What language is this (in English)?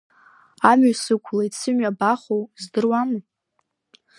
Abkhazian